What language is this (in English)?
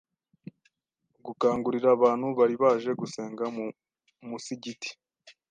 Kinyarwanda